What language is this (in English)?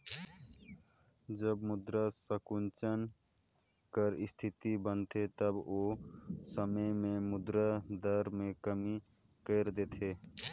Chhattisgarhi